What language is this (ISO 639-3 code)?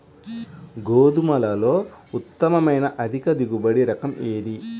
tel